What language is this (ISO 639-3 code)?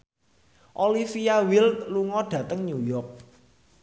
jav